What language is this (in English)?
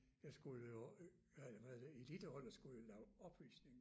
Danish